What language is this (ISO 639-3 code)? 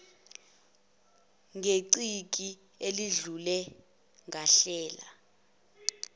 zul